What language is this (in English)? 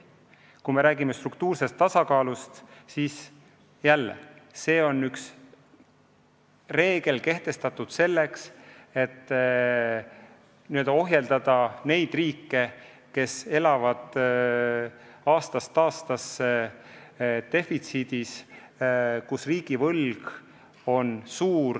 Estonian